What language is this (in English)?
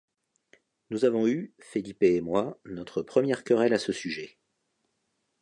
French